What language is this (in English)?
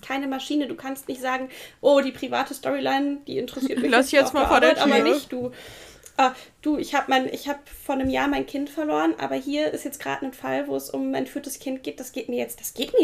German